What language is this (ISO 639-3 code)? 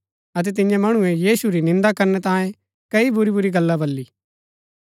gbk